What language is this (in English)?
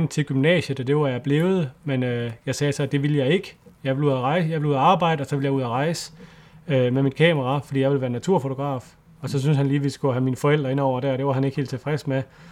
Danish